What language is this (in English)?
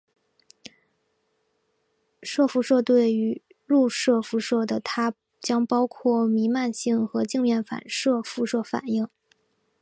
Chinese